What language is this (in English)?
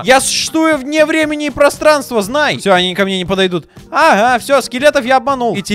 Russian